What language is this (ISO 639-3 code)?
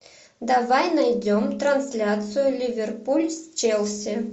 rus